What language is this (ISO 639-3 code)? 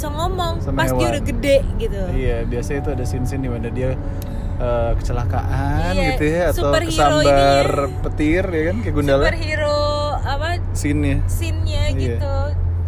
ind